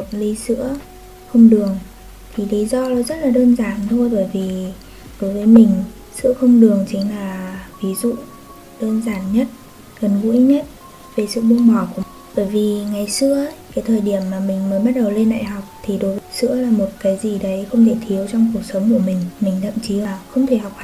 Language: Vietnamese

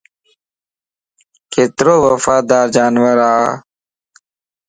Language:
Lasi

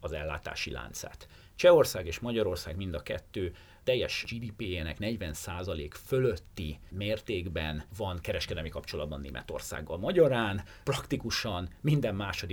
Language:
Hungarian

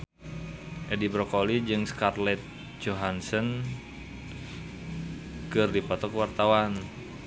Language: Sundanese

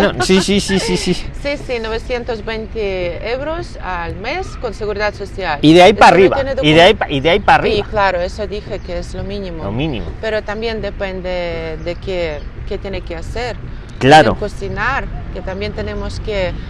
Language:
Spanish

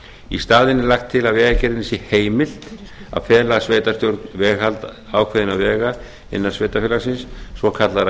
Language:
Icelandic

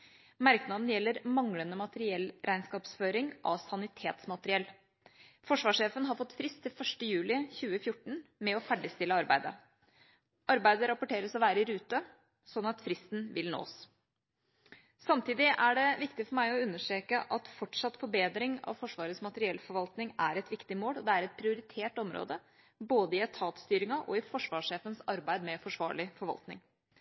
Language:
Norwegian Bokmål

